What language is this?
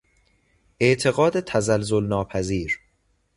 Persian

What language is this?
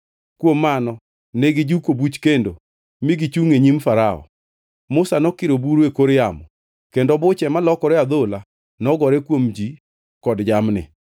Luo (Kenya and Tanzania)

